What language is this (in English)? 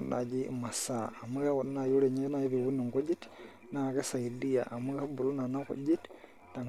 Masai